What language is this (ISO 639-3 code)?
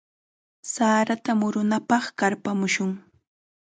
qxa